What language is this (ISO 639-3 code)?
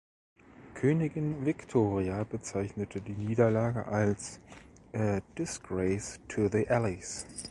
deu